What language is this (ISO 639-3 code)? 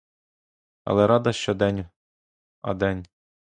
ukr